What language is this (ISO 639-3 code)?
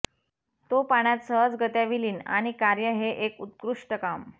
mar